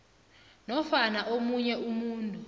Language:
South Ndebele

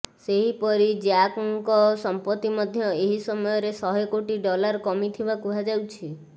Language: Odia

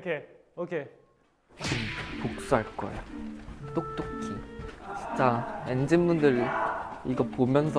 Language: Korean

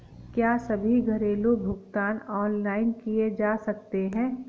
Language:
Hindi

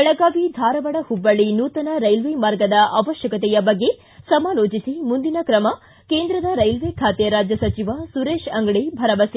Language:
Kannada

